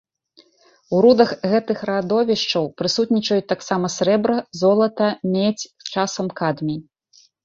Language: Belarusian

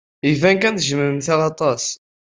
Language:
Kabyle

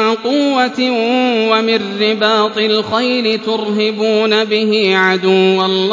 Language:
Arabic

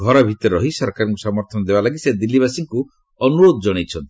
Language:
Odia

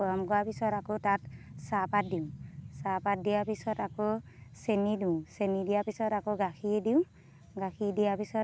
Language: Assamese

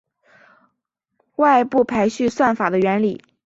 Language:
Chinese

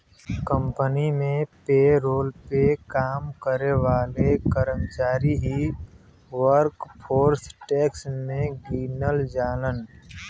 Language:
Bhojpuri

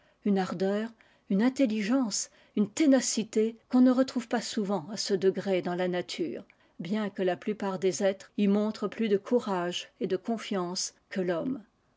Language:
French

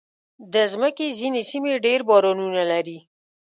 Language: Pashto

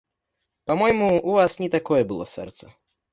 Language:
Belarusian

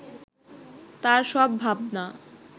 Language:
Bangla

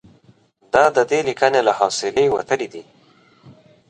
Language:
Pashto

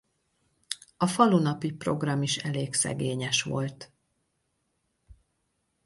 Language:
Hungarian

